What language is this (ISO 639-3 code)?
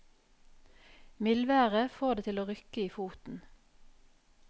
nor